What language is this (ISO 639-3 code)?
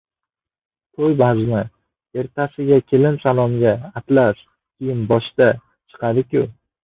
uzb